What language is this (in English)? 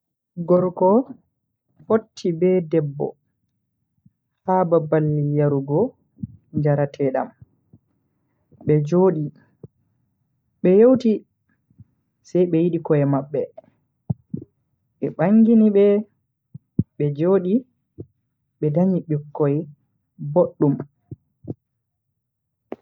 Bagirmi Fulfulde